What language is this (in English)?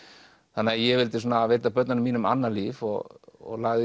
Icelandic